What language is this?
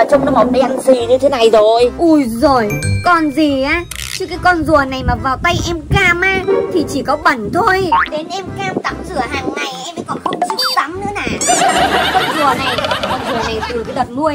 Vietnamese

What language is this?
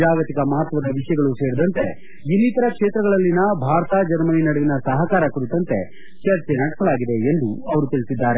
Kannada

